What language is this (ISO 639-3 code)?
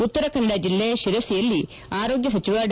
kan